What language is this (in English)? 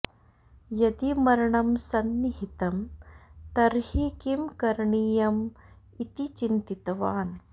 Sanskrit